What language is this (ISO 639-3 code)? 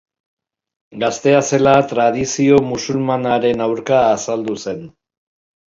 eus